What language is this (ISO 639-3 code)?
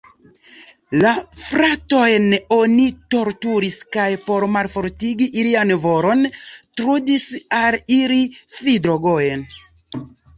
epo